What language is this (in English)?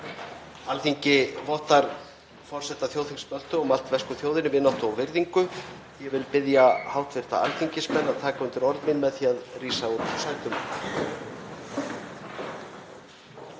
Icelandic